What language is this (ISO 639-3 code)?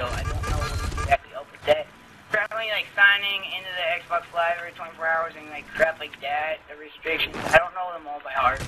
eng